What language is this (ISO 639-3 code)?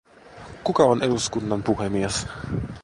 fin